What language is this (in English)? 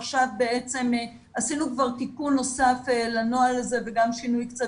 Hebrew